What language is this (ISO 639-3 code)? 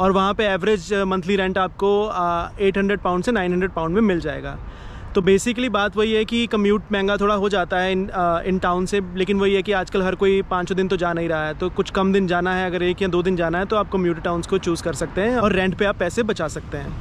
hin